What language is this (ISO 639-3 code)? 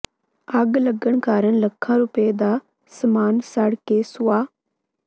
pan